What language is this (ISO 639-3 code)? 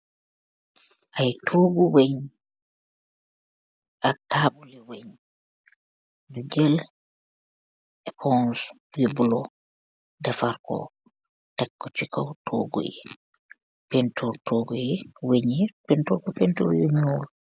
wol